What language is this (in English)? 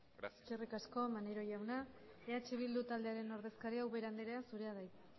Basque